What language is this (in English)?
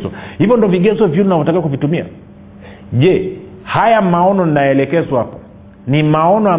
Swahili